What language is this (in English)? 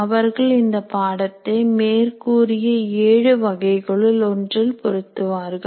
Tamil